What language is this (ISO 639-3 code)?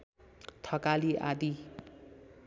nep